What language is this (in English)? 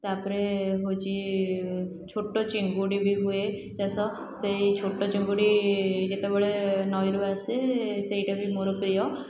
Odia